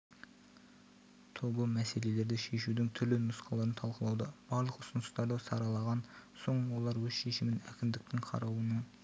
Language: Kazakh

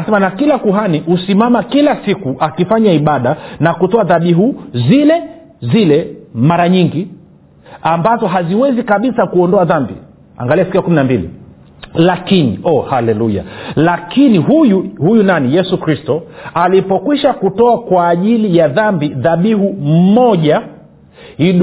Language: Swahili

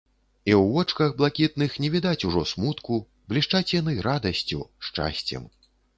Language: Belarusian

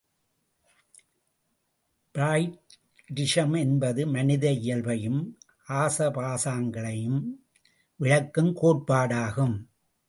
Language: Tamil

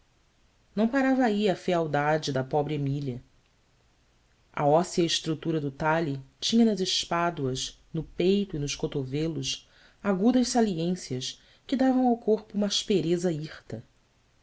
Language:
Portuguese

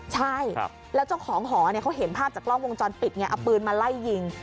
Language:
Thai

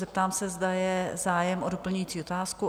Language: Czech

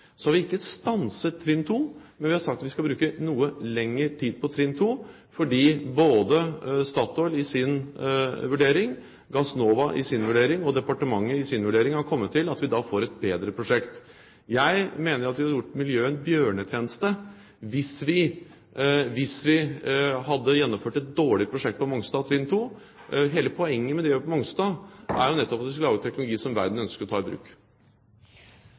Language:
Norwegian Bokmål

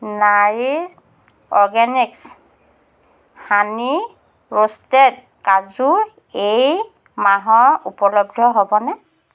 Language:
Assamese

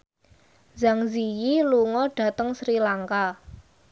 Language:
Javanese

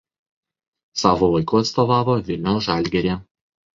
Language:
Lithuanian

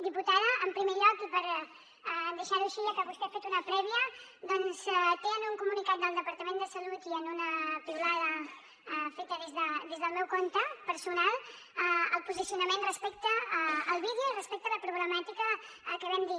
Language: Catalan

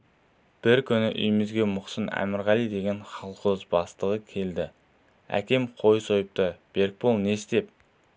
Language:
Kazakh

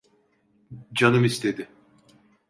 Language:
Turkish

